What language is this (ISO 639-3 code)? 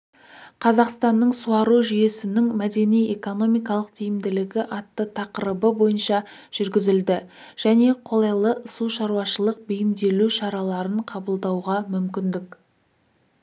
kaz